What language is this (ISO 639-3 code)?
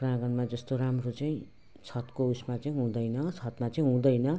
nep